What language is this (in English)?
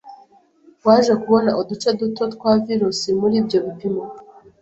Kinyarwanda